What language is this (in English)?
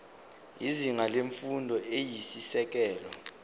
Zulu